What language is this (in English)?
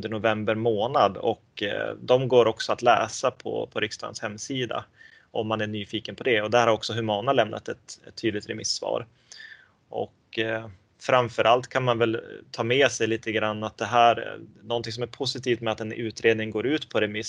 Swedish